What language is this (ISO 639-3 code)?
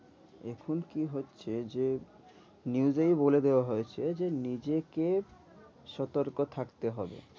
ben